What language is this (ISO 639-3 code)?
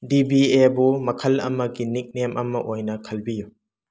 mni